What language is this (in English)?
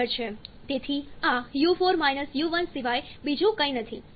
Gujarati